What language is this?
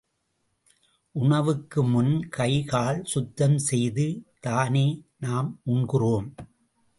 Tamil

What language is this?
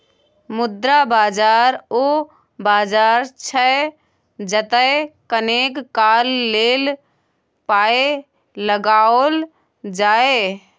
Maithili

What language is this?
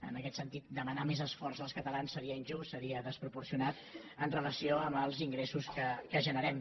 Catalan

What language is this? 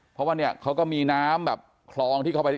Thai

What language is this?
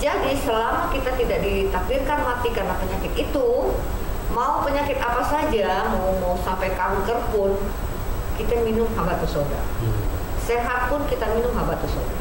Indonesian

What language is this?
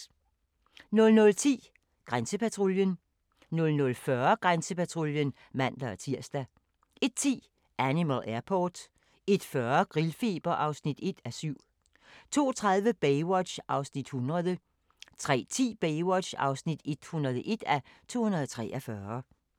Danish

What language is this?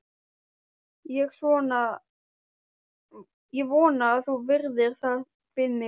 Icelandic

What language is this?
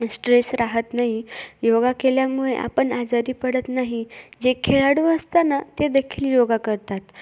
Marathi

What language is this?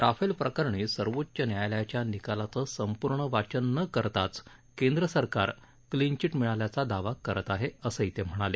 Marathi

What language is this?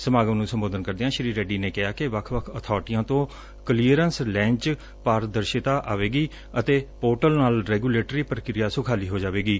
Punjabi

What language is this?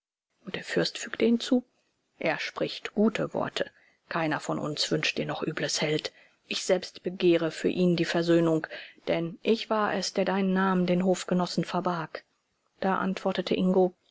German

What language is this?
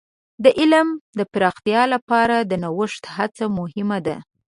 Pashto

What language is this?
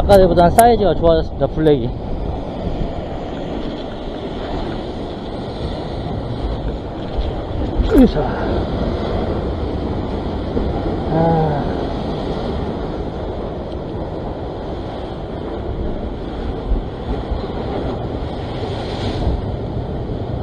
Korean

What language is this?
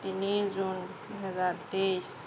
Assamese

